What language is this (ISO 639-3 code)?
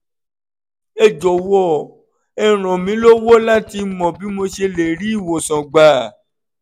yor